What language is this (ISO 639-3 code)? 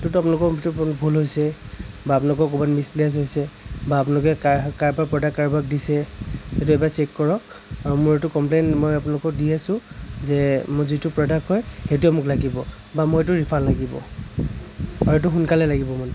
asm